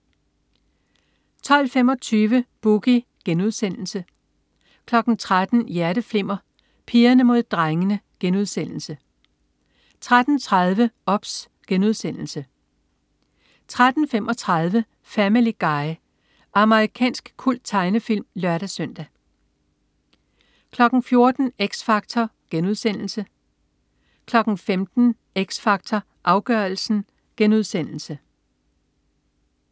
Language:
Danish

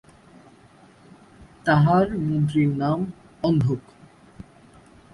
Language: Bangla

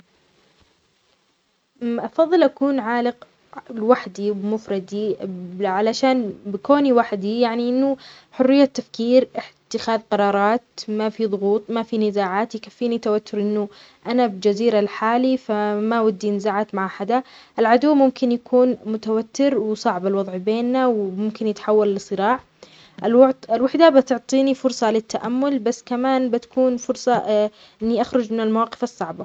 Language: Omani Arabic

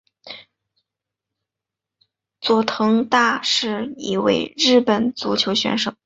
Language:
Chinese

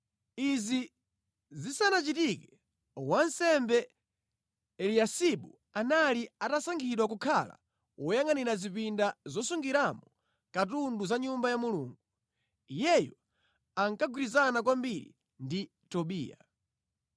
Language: Nyanja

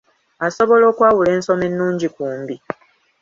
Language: Ganda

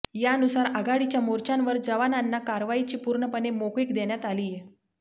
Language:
Marathi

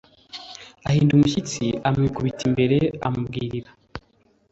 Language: Kinyarwanda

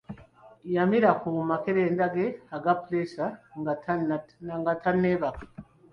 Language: Ganda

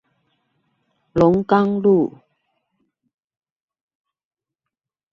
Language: Chinese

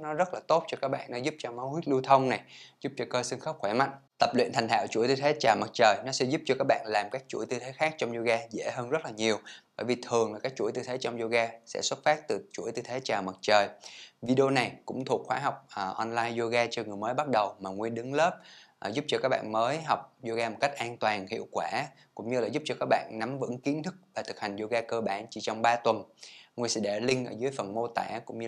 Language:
Vietnamese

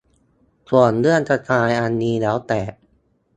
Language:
Thai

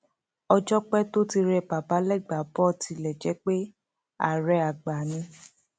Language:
Yoruba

